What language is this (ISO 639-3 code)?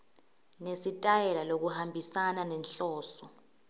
ssw